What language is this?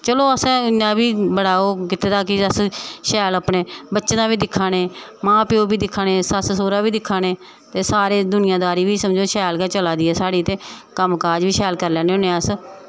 Dogri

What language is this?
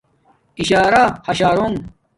Domaaki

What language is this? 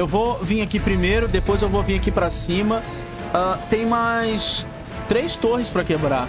Portuguese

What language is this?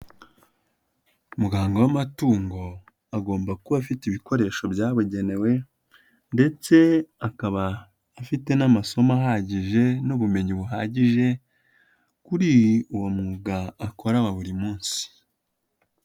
Kinyarwanda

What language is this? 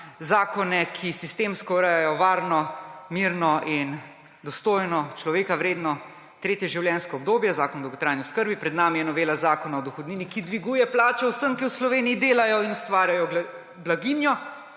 Slovenian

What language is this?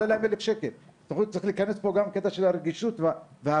Hebrew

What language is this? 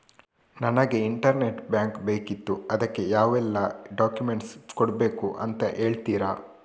Kannada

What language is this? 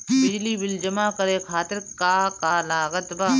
Bhojpuri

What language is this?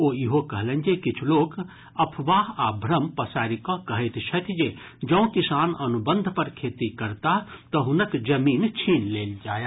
Maithili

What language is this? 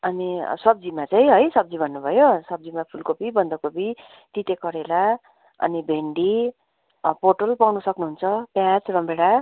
Nepali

